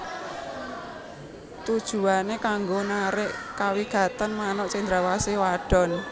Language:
Javanese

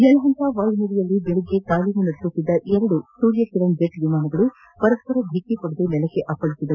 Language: Kannada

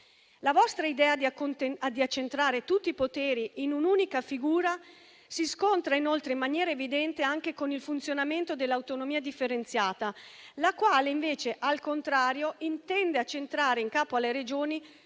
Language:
Italian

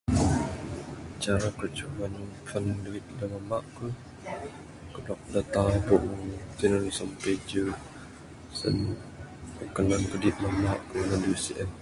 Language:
Bukar-Sadung Bidayuh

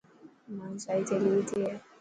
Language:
Dhatki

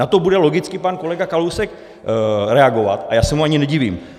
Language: Czech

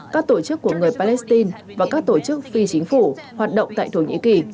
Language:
Vietnamese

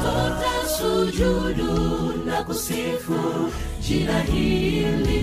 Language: Swahili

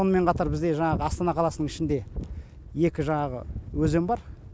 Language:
Kazakh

